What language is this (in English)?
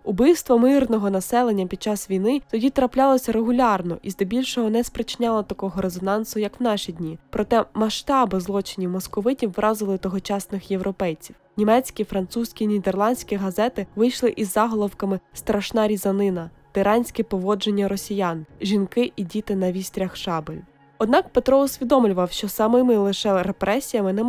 Ukrainian